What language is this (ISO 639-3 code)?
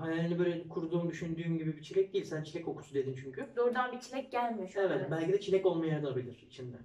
tur